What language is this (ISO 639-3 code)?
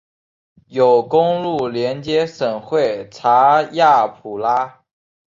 zho